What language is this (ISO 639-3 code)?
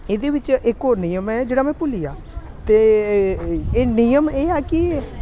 doi